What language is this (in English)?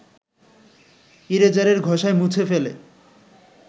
Bangla